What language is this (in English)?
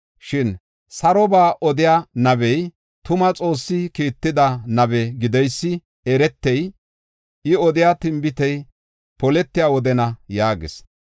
Gofa